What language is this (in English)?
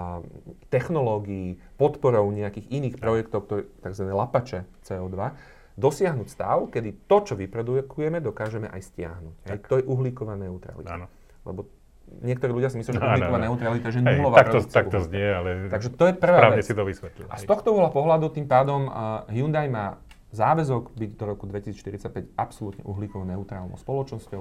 Slovak